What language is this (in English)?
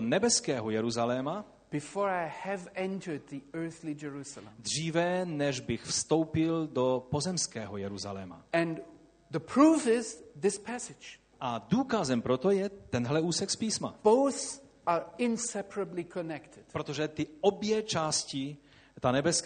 Czech